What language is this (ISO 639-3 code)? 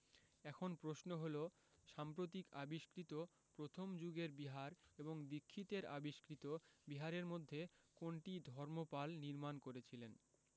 ben